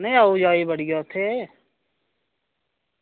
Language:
Dogri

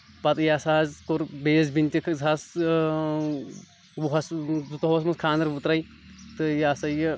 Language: Kashmiri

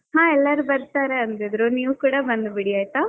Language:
Kannada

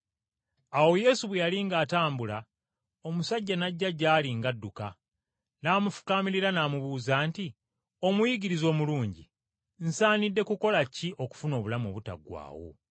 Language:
Ganda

